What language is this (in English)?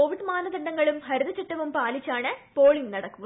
Malayalam